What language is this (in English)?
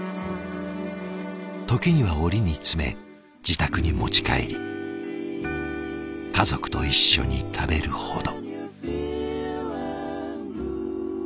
Japanese